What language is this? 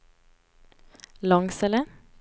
Swedish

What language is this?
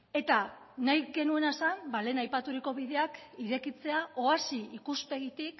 Basque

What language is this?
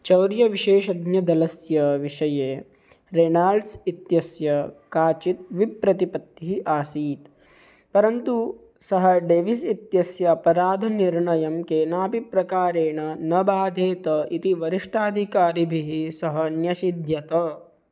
Sanskrit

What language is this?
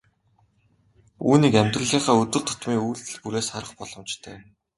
Mongolian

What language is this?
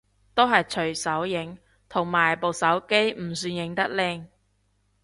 Cantonese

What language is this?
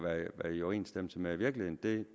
Danish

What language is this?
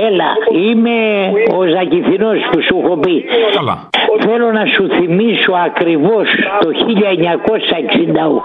Greek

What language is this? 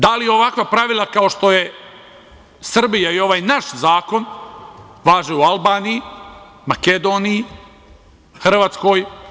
Serbian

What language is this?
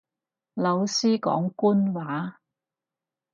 Cantonese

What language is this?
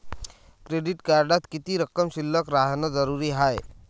Marathi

